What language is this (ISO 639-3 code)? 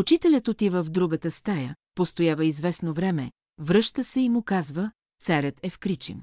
bul